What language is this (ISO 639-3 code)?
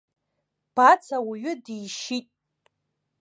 abk